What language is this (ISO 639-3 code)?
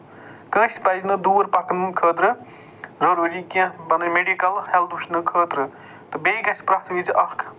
kas